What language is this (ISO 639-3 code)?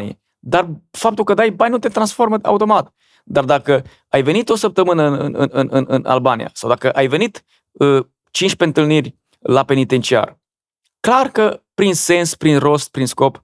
ron